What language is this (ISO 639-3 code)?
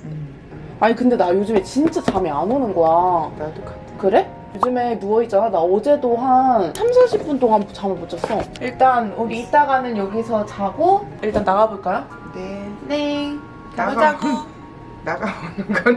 kor